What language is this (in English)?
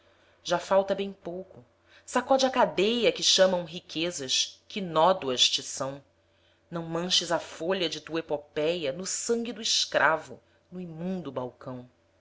Portuguese